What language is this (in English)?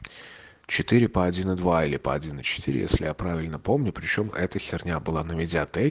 Russian